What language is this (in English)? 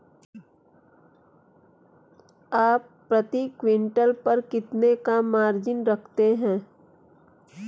Hindi